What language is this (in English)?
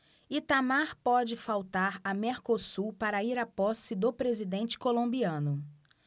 Portuguese